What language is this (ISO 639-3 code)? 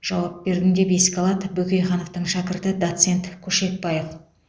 kaz